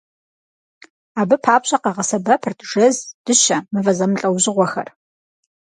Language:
Kabardian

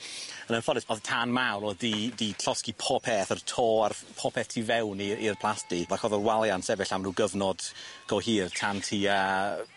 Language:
Welsh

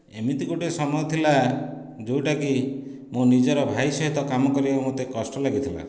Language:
Odia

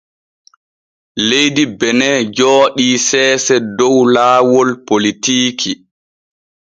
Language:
Borgu Fulfulde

